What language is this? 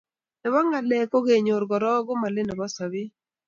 Kalenjin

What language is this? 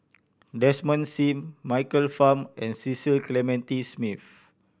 English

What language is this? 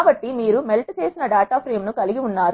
Telugu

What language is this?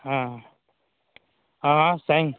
Maithili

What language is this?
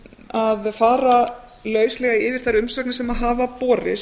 Icelandic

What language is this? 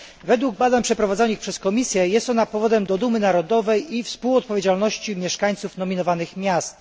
Polish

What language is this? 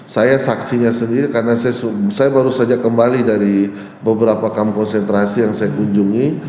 Indonesian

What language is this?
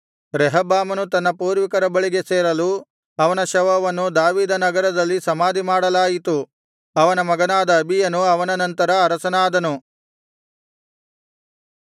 Kannada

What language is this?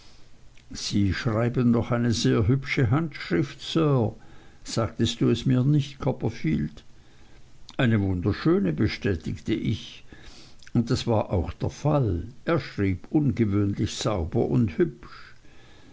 German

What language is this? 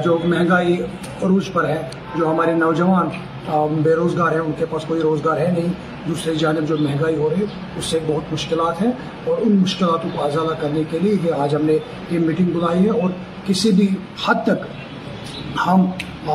Urdu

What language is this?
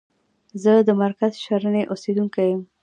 Pashto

